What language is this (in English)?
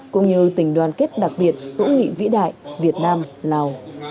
Vietnamese